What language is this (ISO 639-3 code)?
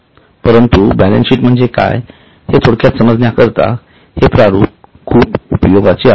mar